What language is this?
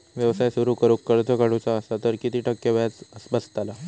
Marathi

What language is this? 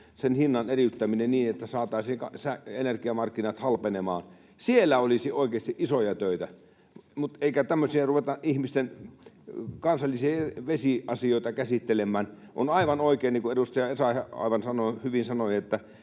Finnish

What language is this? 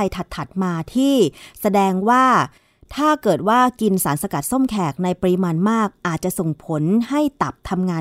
Thai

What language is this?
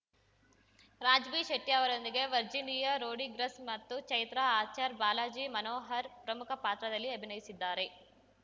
Kannada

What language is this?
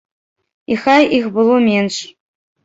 Belarusian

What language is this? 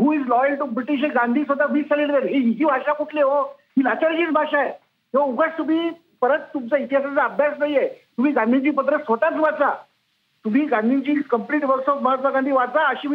Marathi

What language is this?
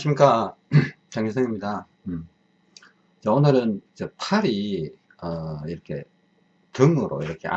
Korean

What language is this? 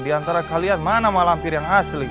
Indonesian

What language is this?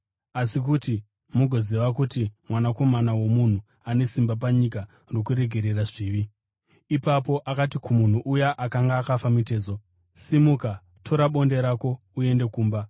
Shona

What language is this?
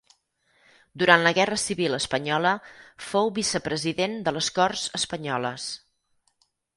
Catalan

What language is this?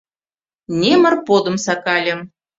Mari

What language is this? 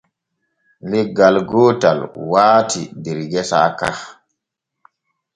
Borgu Fulfulde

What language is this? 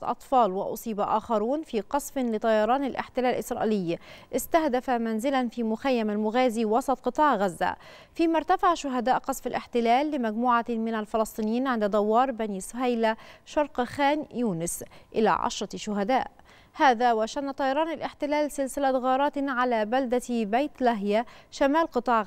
Arabic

